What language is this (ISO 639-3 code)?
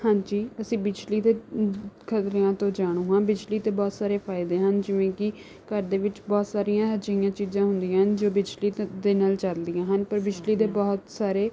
pan